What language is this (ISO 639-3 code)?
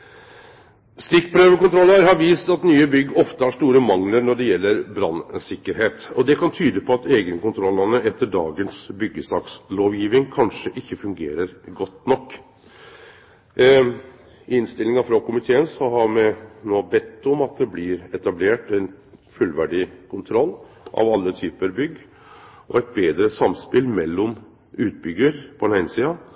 nno